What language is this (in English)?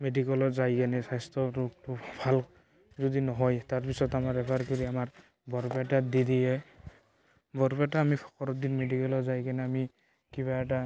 Assamese